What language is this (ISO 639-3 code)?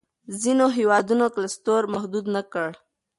pus